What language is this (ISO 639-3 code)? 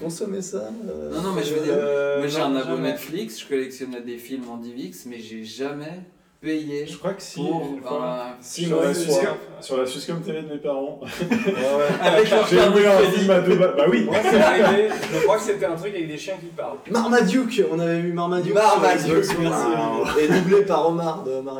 fra